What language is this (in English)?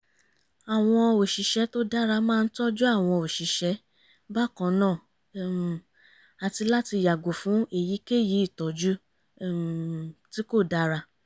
Yoruba